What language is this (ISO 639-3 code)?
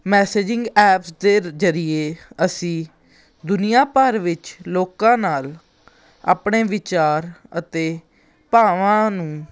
pan